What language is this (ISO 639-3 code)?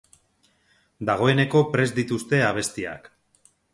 eus